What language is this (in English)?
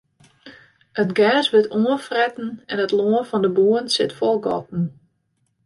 Western Frisian